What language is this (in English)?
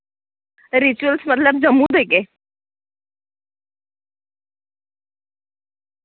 Dogri